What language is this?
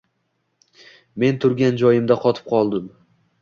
Uzbek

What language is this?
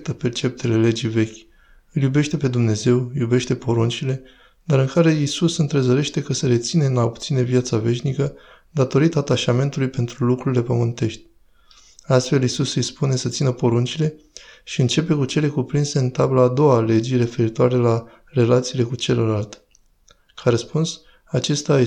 Romanian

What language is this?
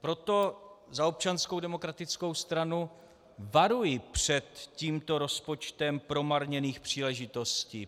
Czech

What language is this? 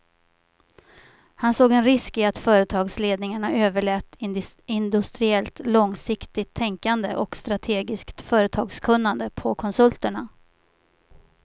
Swedish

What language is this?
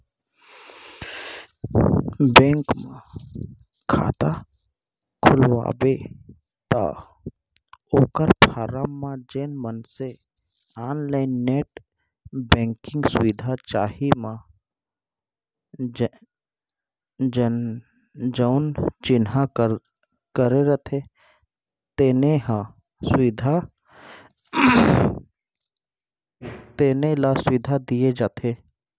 Chhattisgarhi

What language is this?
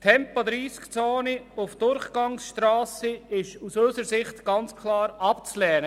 Swiss German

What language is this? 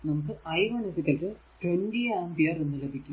Malayalam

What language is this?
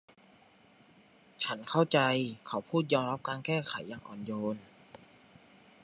Thai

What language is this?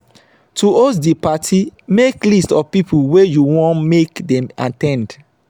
Nigerian Pidgin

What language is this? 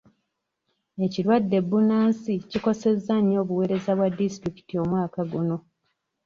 Ganda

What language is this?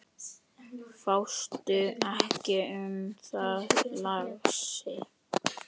Icelandic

